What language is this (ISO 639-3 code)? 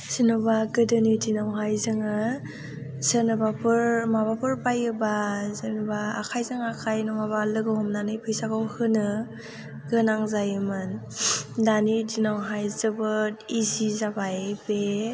brx